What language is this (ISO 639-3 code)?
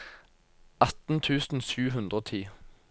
nor